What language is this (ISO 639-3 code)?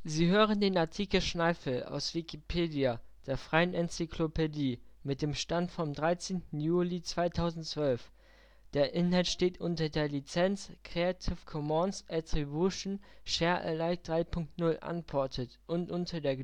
deu